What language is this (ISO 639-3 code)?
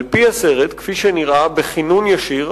heb